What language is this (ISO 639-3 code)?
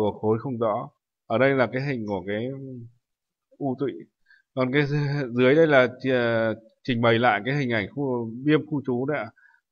vie